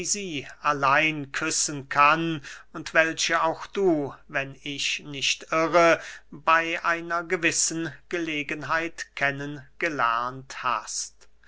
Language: German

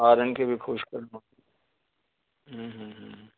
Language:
Sindhi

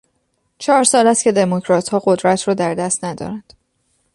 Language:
Persian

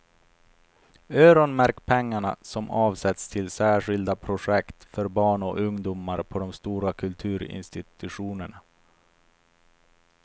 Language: Swedish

